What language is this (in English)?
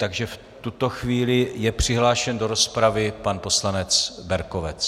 Czech